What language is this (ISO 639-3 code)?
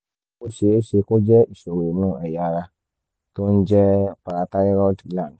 yor